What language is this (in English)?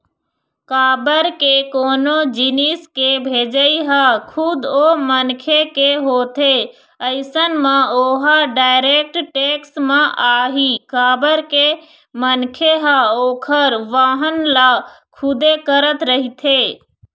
Chhattisgarhi